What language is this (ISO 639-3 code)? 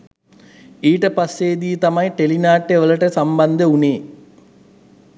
sin